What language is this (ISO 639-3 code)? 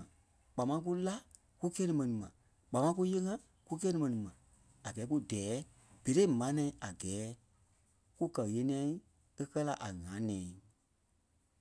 kpe